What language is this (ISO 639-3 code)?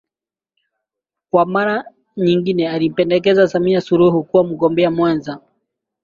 swa